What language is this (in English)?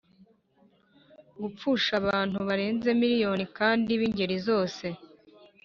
Kinyarwanda